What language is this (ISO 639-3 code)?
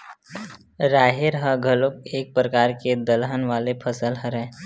hne